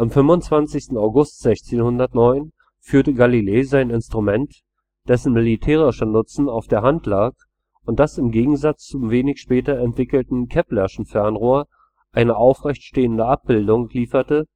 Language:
German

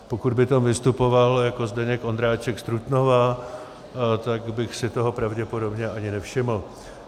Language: Czech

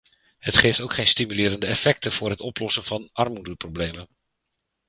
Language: Dutch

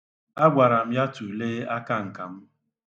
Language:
Igbo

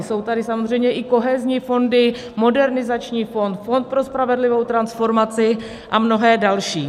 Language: Czech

